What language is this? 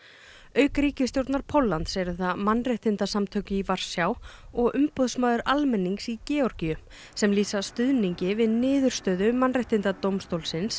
Icelandic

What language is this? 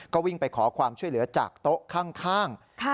Thai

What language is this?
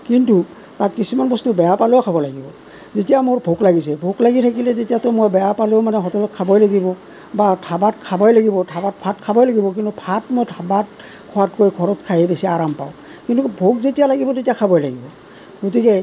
Assamese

